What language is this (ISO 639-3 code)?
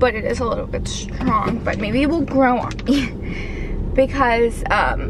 eng